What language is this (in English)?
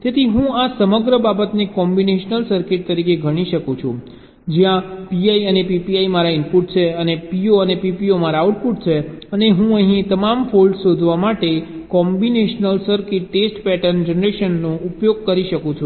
Gujarati